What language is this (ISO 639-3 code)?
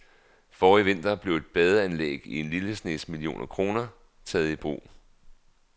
dan